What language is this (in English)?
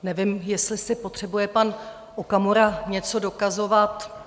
Czech